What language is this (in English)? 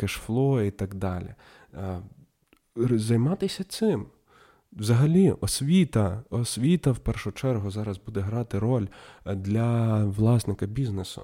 Ukrainian